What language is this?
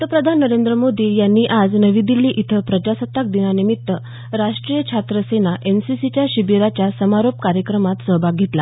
Marathi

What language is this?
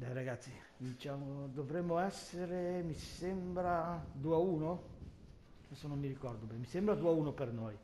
Italian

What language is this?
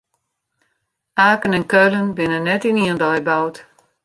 Western Frisian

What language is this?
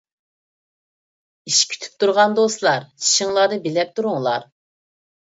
Uyghur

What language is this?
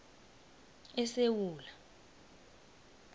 South Ndebele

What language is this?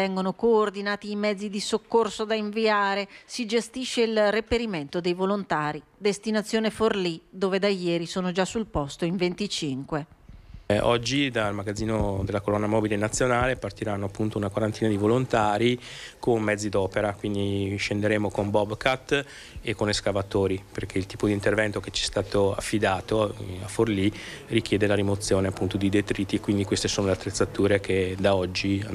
Italian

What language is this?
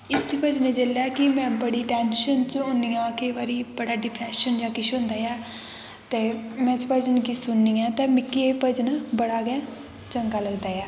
Dogri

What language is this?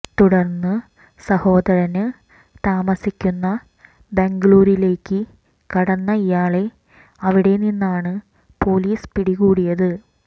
Malayalam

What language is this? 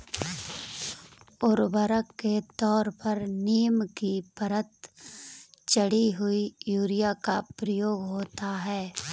Hindi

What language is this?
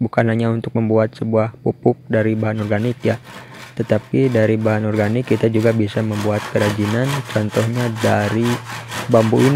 Indonesian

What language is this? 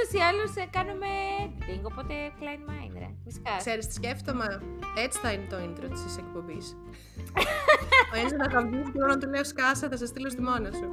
Greek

